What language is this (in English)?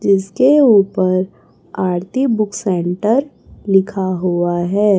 Hindi